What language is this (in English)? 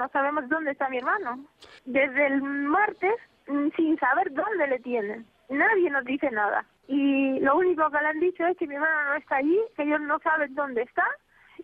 Spanish